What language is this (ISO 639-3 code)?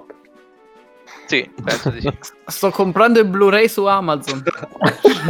ita